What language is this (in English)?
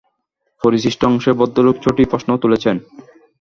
Bangla